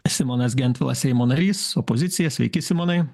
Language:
Lithuanian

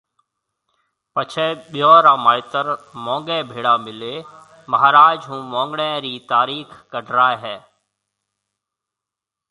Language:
Marwari (Pakistan)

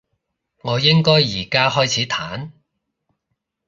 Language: Cantonese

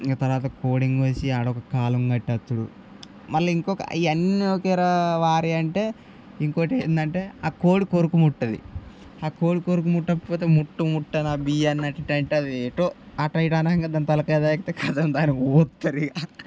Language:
Telugu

